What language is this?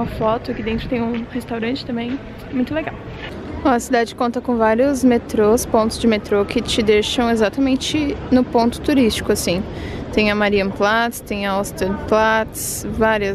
Portuguese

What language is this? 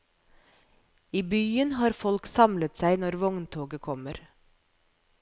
Norwegian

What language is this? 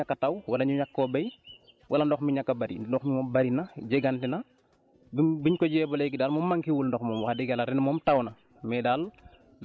Wolof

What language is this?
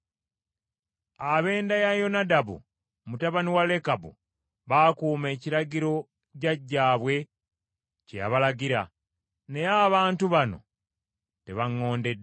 Ganda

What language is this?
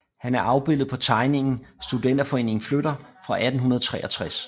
Danish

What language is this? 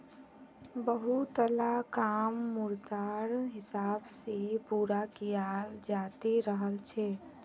Magahi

